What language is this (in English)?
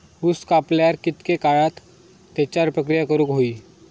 Marathi